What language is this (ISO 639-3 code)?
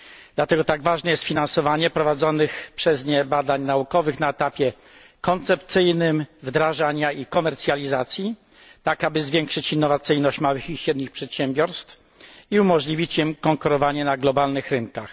pol